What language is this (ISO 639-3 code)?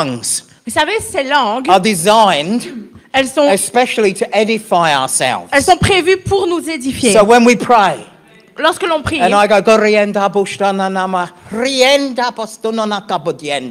fra